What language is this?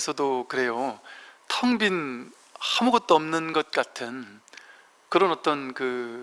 Korean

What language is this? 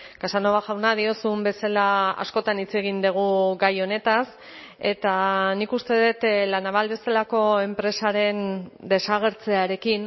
Basque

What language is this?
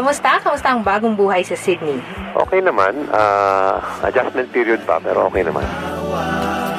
Filipino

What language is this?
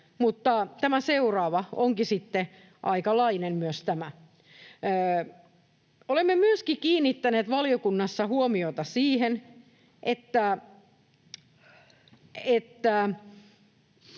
Finnish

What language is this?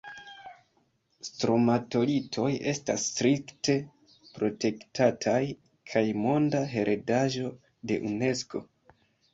Esperanto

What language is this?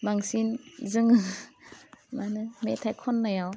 Bodo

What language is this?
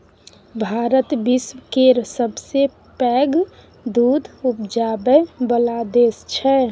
Maithili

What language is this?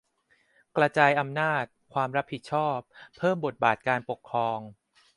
Thai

